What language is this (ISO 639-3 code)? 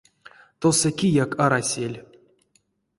myv